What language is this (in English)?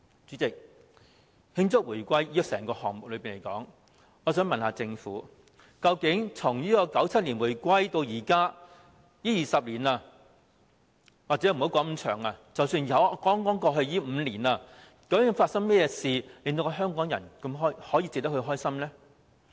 Cantonese